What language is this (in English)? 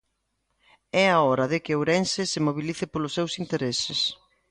Galician